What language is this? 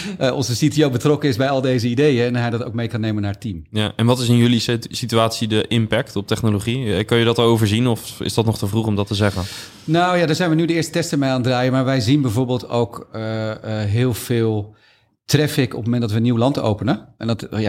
Dutch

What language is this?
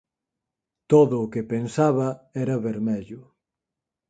Galician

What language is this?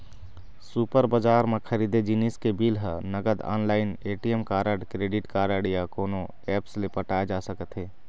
Chhattisgarhi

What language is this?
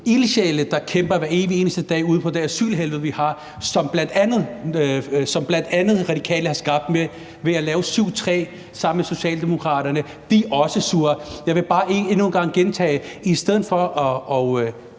Danish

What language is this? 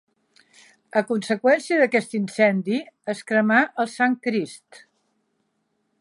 Catalan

